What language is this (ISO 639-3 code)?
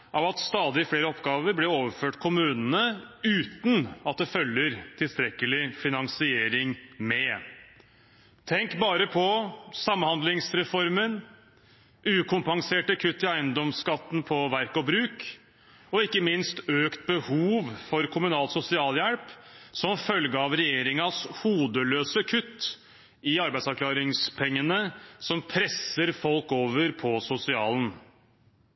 nob